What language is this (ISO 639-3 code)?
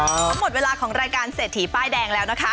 tha